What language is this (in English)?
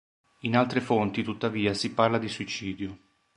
Italian